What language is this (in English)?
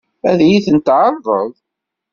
Kabyle